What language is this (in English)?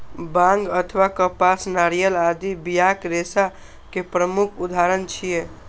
Maithili